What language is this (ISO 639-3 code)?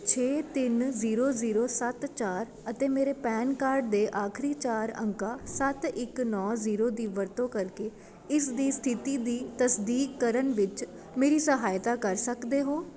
pan